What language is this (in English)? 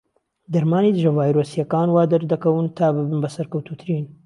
Central Kurdish